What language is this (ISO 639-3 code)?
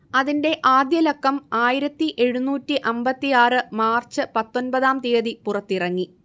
mal